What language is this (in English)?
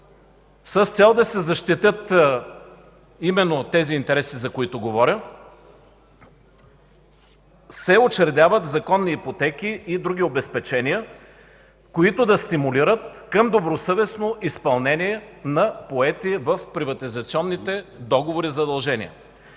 Bulgarian